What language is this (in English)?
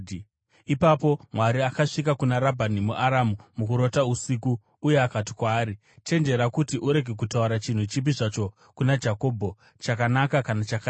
Shona